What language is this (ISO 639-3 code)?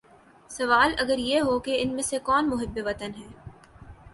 urd